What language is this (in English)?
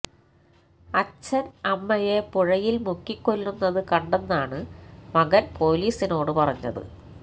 Malayalam